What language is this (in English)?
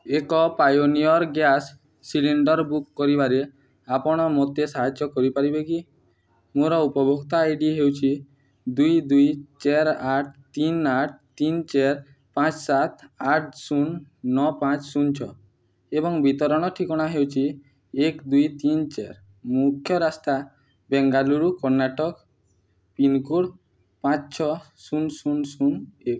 Odia